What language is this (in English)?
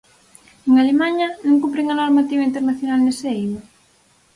Galician